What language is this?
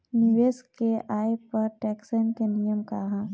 Bhojpuri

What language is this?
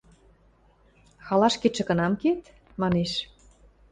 Western Mari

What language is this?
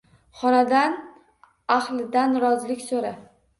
Uzbek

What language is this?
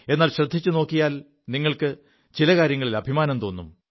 Malayalam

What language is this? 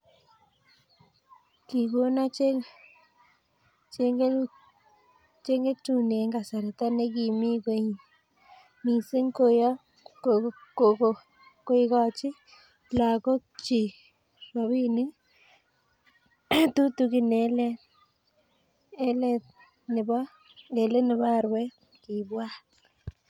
Kalenjin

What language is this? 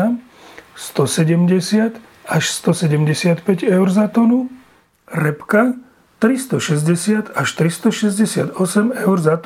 Slovak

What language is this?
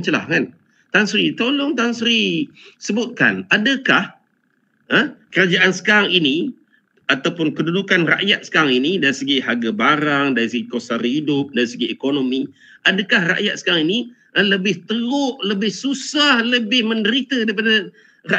Malay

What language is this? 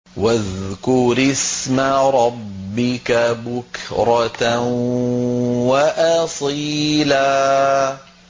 Arabic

